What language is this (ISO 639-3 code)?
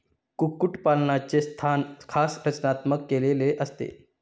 mar